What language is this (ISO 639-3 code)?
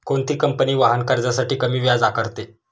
mar